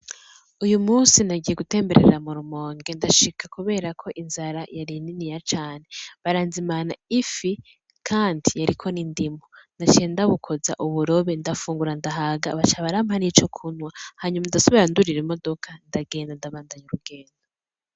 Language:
Rundi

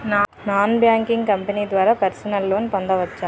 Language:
Telugu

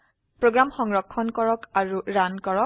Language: Assamese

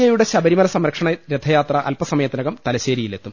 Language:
Malayalam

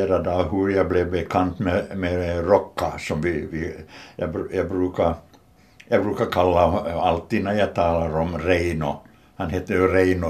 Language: Swedish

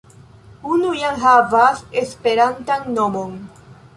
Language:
Esperanto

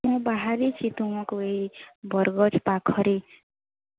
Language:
Odia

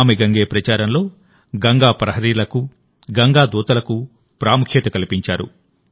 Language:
Telugu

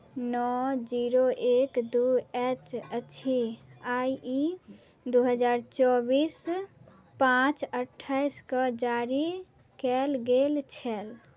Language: Maithili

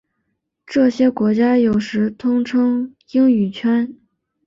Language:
Chinese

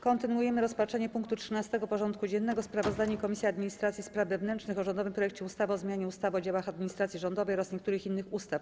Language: Polish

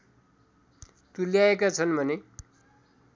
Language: Nepali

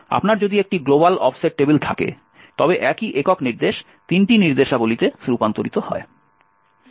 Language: Bangla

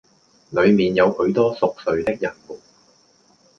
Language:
Cantonese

